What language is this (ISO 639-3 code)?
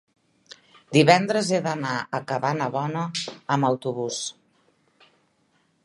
cat